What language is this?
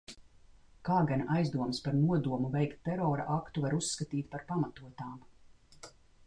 Latvian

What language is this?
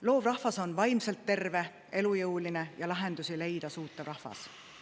Estonian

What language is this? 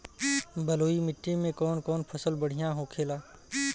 Bhojpuri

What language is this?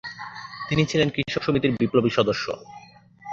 Bangla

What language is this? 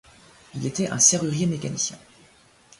French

